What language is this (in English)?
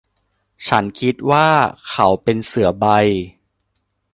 Thai